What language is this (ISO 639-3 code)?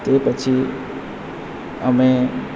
guj